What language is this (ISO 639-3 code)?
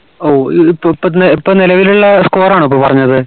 mal